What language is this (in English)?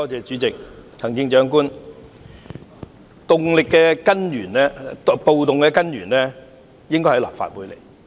Cantonese